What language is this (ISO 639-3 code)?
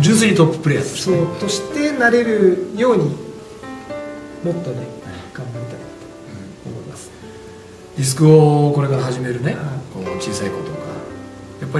jpn